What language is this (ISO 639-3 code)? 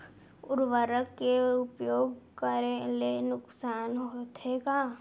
hne